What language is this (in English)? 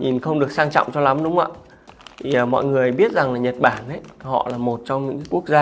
Vietnamese